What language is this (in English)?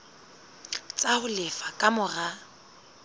Southern Sotho